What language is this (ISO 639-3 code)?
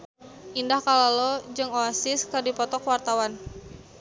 sun